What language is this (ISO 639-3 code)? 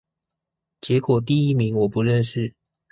zho